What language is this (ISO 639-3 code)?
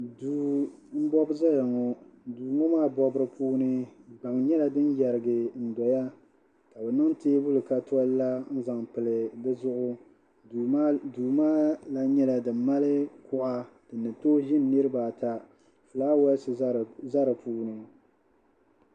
dag